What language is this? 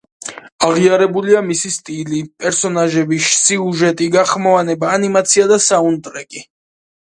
Georgian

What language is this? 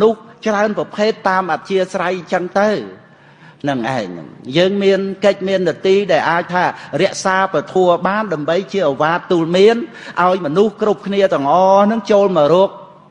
Khmer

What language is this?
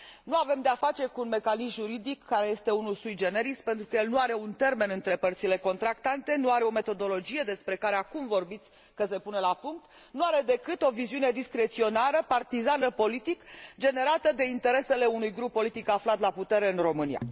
Romanian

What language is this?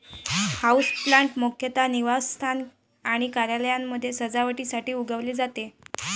Marathi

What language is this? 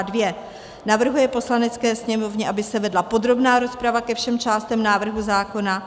Czech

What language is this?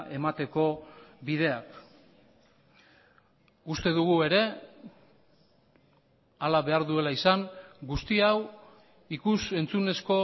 Basque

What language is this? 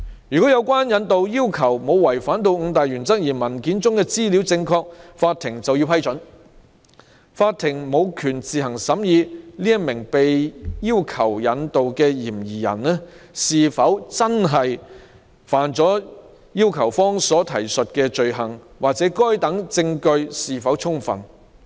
Cantonese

